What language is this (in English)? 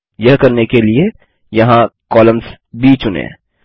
Hindi